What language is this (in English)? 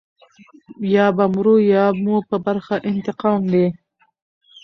Pashto